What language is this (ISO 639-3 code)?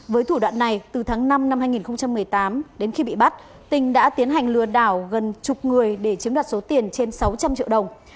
vie